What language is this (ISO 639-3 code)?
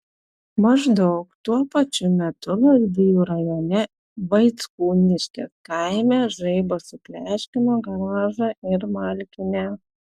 lit